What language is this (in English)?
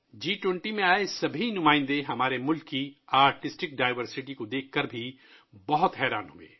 Urdu